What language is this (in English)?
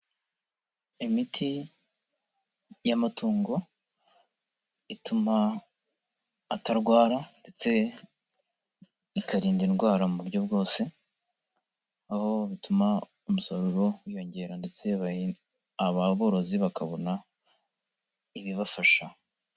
Kinyarwanda